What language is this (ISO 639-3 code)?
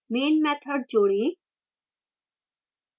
hin